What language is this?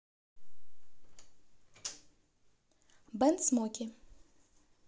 Russian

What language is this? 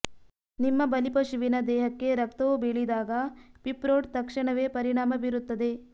Kannada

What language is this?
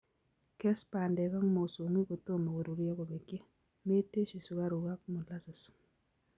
Kalenjin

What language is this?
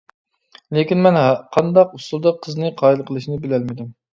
Uyghur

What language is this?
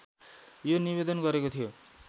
Nepali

